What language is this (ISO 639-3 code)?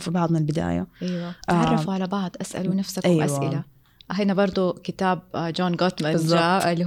ara